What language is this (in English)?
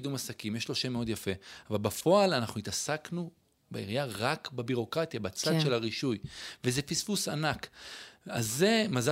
Hebrew